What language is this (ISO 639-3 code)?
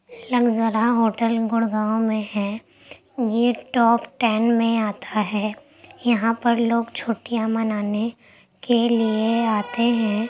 urd